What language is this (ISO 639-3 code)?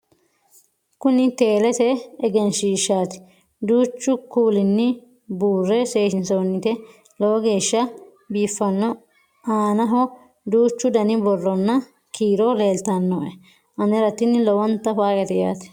sid